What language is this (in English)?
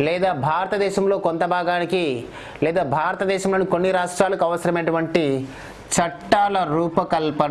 Telugu